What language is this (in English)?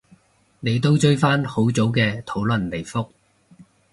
Cantonese